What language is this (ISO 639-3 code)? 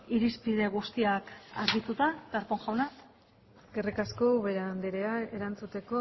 eus